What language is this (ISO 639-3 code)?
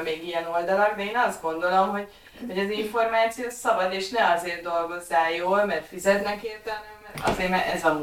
hun